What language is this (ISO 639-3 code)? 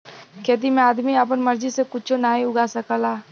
bho